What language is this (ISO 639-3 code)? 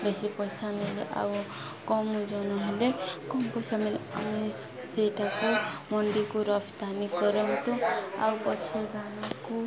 ori